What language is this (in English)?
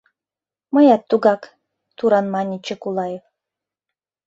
Mari